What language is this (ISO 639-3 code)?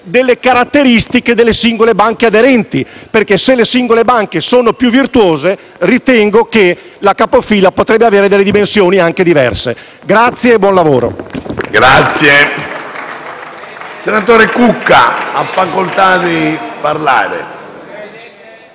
ita